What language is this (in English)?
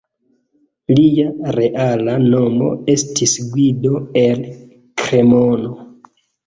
Esperanto